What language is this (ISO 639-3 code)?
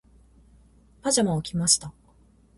jpn